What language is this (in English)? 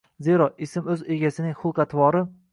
Uzbek